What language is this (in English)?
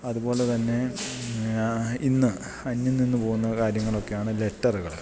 Malayalam